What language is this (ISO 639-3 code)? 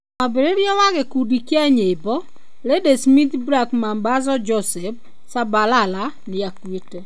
kik